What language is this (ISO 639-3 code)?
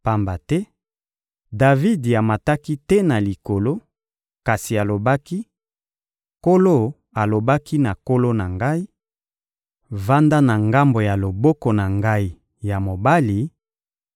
lin